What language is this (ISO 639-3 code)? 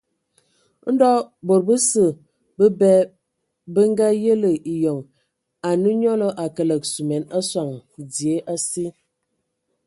ewo